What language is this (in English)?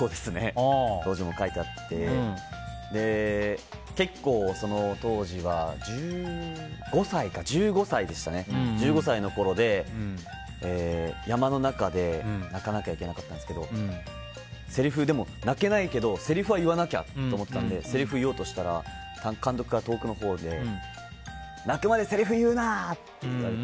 Japanese